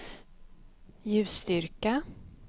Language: Swedish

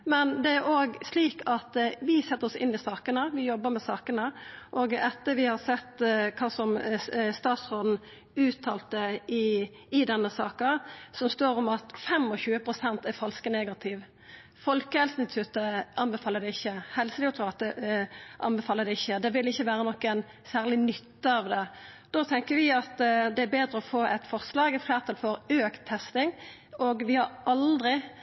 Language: Norwegian Nynorsk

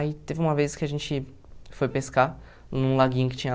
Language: Portuguese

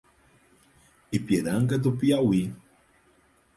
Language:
Portuguese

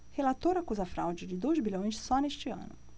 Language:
Portuguese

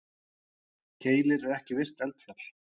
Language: Icelandic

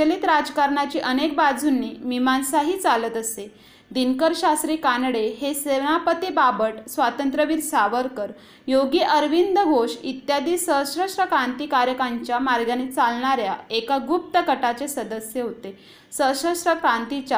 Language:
Marathi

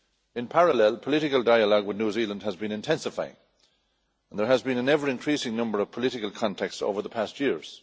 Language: English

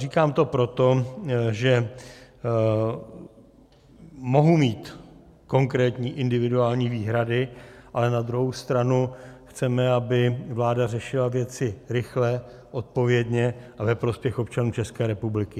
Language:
Czech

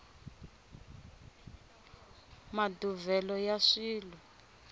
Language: Tsonga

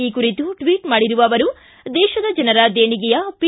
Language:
Kannada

